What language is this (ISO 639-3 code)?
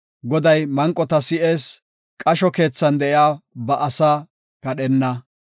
gof